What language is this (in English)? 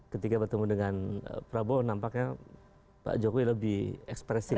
Indonesian